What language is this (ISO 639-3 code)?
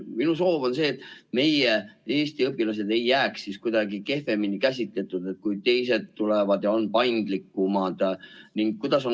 est